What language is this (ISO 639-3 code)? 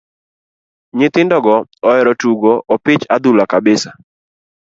luo